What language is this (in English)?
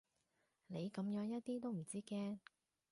Cantonese